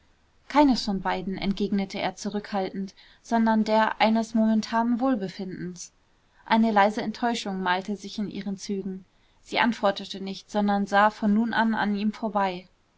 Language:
German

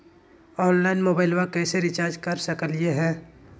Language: Magahi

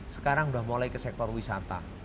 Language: Indonesian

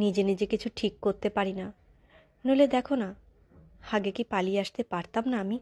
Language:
Romanian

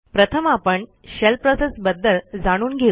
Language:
Marathi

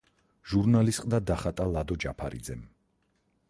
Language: Georgian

